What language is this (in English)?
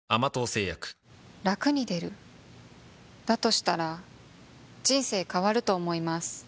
Japanese